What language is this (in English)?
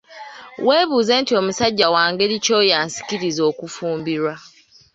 Ganda